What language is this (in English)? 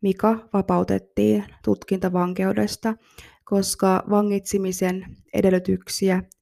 Finnish